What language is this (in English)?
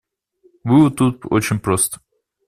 Russian